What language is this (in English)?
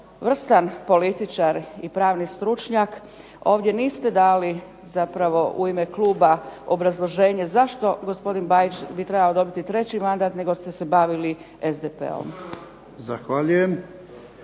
Croatian